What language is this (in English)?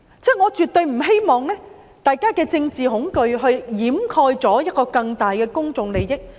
Cantonese